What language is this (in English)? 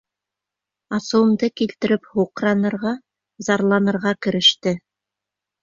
Bashkir